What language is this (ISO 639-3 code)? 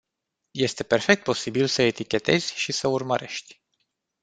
ron